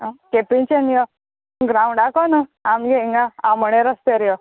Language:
Konkani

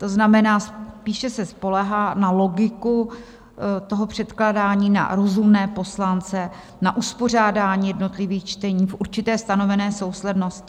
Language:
Czech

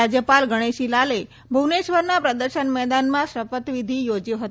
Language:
Gujarati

